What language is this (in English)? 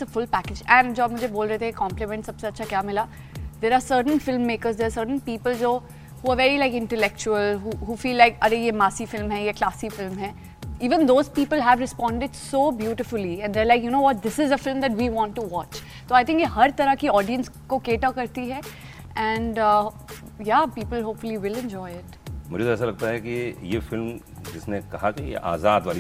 Hindi